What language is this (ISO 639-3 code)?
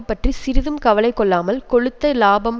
tam